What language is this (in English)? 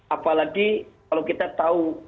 Indonesian